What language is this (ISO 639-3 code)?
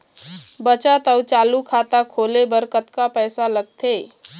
hne